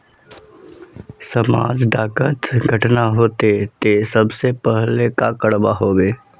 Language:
Magahi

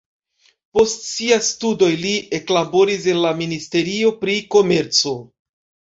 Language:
Esperanto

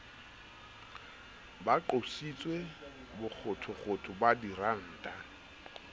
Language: Southern Sotho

